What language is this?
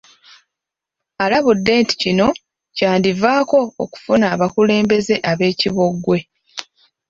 Ganda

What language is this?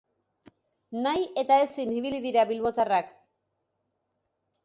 Basque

